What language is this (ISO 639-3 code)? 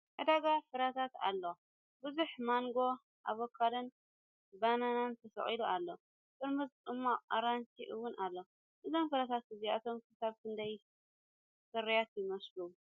tir